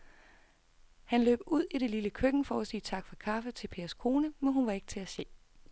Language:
Danish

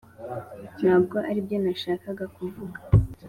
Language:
Kinyarwanda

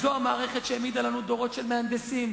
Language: Hebrew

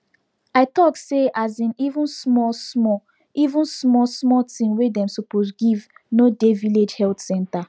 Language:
Nigerian Pidgin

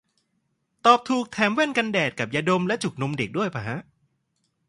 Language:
Thai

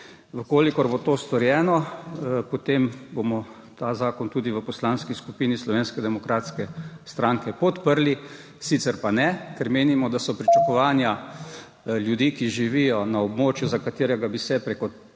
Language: Slovenian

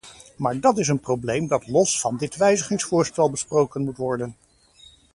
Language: Dutch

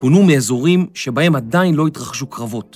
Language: Hebrew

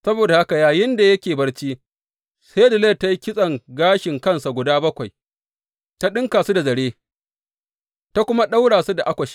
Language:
Hausa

